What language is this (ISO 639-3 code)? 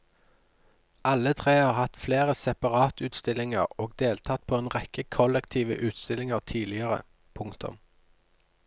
nor